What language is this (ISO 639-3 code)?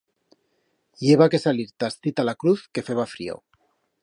arg